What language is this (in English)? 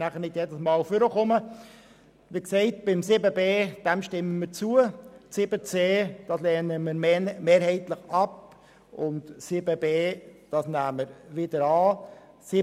Swiss German